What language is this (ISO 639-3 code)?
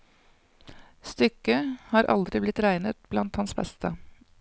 nor